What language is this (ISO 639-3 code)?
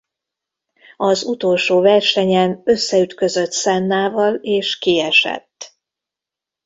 hun